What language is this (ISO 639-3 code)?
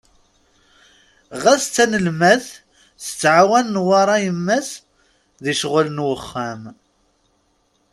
kab